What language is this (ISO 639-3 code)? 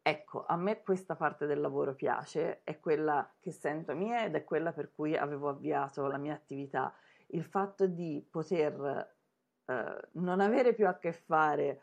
ita